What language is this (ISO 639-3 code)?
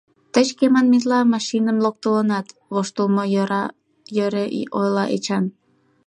chm